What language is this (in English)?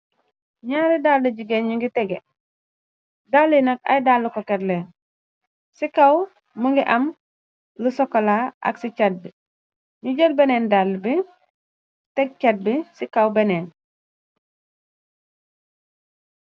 Wolof